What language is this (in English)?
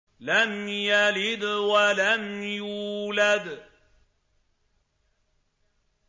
Arabic